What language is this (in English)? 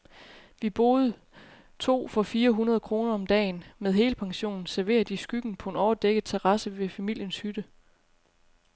Danish